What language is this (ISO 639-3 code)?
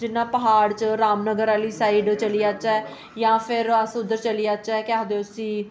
doi